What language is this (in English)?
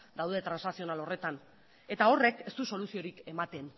Basque